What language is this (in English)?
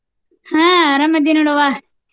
Kannada